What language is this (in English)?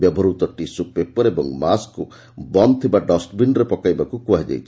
Odia